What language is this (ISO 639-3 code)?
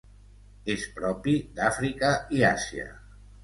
cat